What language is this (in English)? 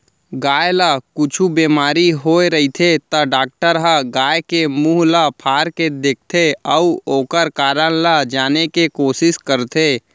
Chhattisgarhi